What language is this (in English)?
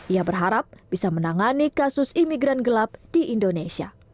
Indonesian